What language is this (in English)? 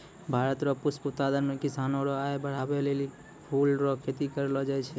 Maithili